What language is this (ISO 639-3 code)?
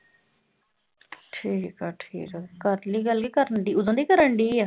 pan